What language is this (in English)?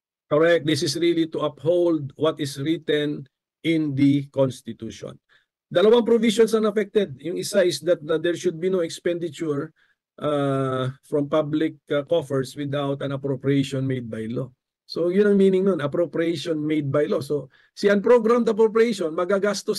Filipino